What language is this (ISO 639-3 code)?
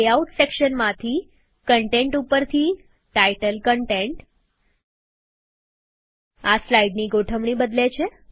guj